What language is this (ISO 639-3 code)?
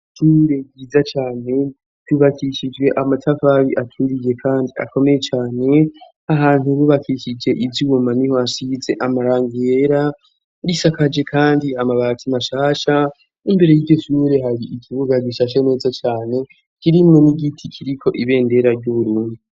run